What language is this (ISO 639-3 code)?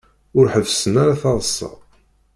kab